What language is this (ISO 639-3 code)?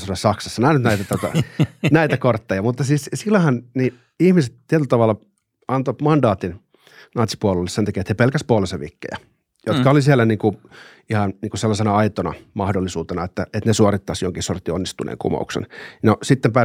fin